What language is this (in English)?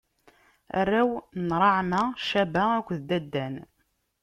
Kabyle